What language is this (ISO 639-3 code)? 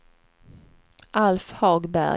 swe